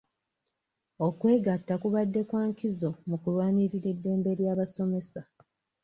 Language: Ganda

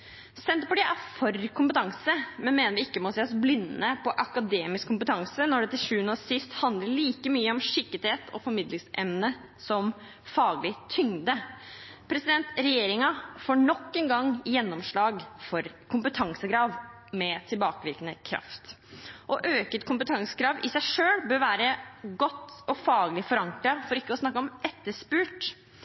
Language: Norwegian Bokmål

